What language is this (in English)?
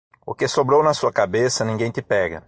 Portuguese